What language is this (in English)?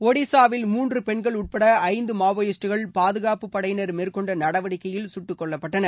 Tamil